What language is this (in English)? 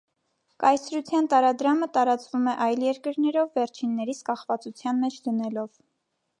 Armenian